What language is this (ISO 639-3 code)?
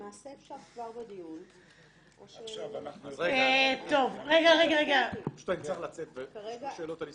heb